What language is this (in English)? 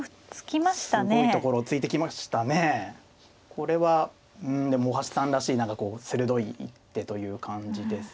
Japanese